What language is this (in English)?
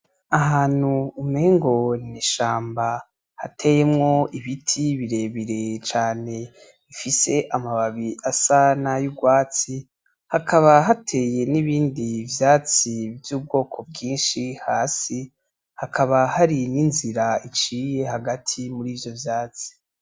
Rundi